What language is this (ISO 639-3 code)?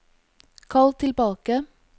nor